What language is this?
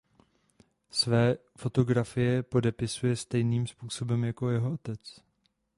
Czech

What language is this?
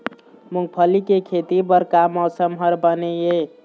Chhattisgarhi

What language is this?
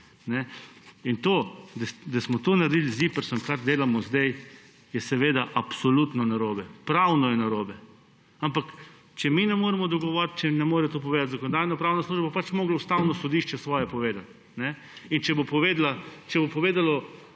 Slovenian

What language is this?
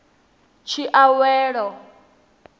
Venda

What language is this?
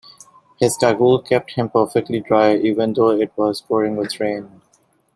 English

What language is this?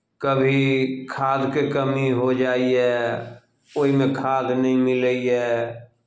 Maithili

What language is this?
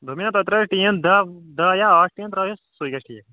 Kashmiri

